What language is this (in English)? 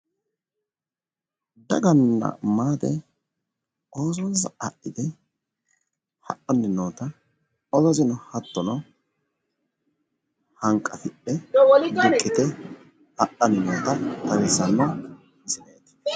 Sidamo